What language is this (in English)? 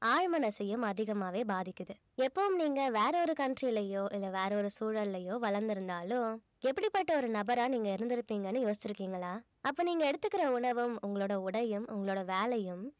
Tamil